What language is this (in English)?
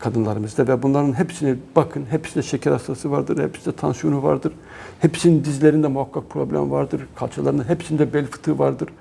Turkish